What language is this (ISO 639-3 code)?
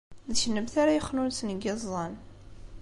kab